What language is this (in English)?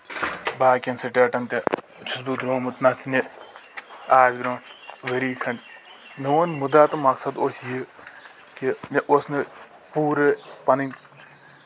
Kashmiri